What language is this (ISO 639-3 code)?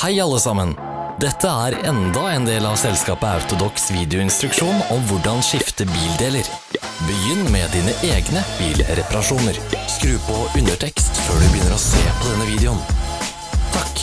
nor